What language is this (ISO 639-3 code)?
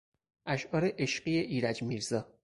fas